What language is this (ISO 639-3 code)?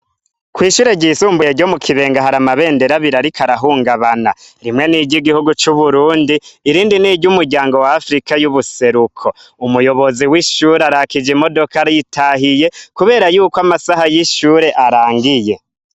run